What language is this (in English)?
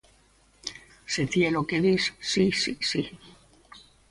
Galician